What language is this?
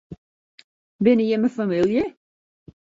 Western Frisian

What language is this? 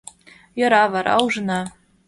Mari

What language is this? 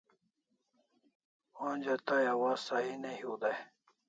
Kalasha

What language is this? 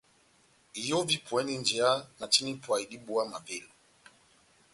Batanga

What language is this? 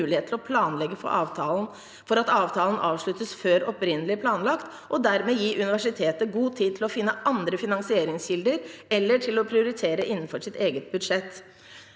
Norwegian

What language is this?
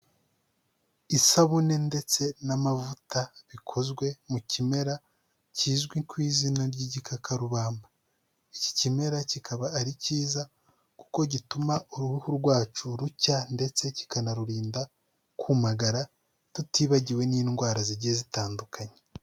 Kinyarwanda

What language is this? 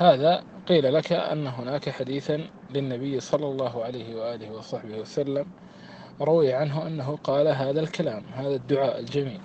Arabic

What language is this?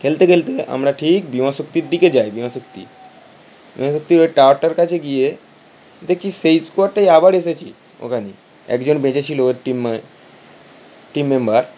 Bangla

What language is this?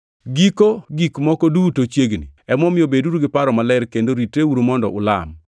Luo (Kenya and Tanzania)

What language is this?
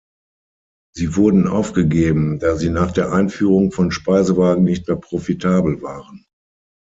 German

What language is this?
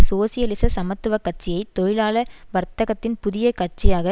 Tamil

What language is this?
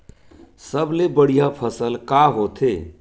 Chhattisgarhi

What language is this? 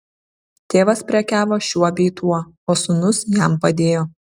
Lithuanian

